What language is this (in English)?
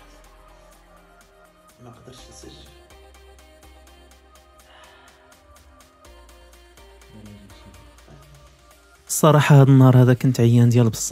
Arabic